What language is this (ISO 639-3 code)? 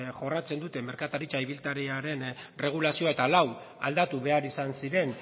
eus